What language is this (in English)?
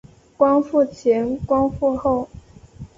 Chinese